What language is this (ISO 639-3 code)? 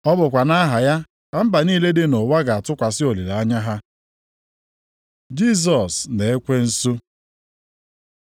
ibo